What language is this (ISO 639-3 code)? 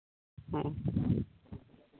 sat